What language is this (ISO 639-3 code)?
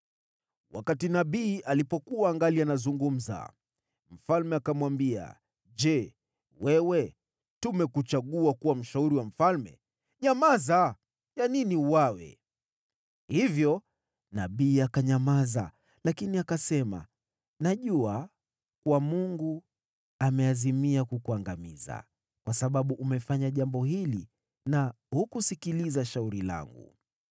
swa